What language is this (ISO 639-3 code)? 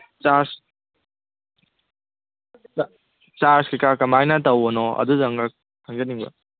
mni